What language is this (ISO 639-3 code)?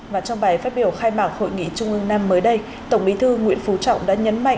vie